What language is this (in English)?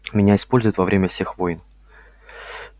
Russian